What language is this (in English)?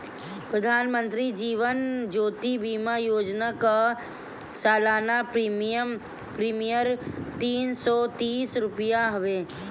Bhojpuri